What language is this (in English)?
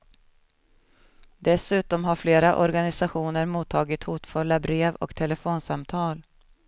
Swedish